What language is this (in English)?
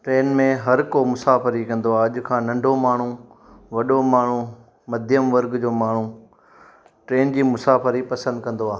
Sindhi